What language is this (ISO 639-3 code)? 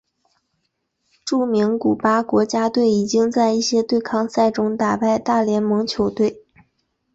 zho